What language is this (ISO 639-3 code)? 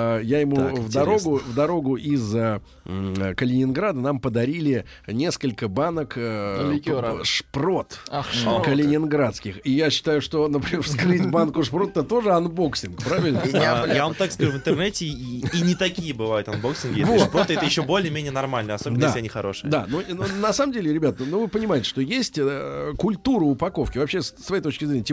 rus